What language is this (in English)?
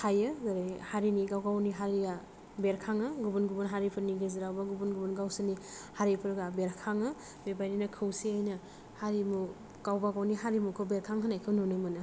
Bodo